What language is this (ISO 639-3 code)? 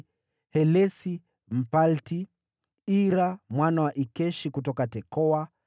swa